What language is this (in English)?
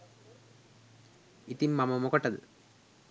Sinhala